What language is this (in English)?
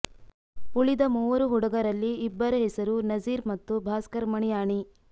Kannada